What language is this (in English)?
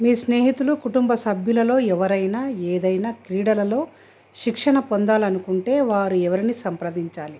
Telugu